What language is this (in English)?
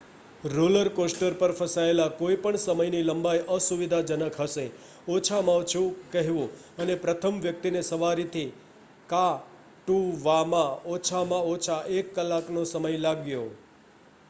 Gujarati